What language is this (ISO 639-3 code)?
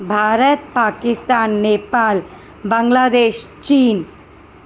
snd